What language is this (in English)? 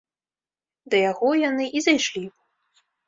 Belarusian